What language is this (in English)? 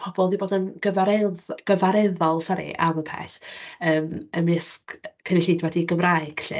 Welsh